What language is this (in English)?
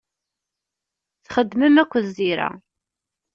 Kabyle